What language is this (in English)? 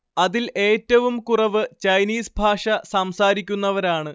Malayalam